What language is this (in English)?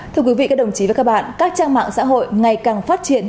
Vietnamese